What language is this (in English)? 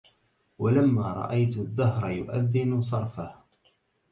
Arabic